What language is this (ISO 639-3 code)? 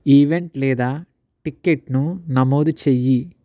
tel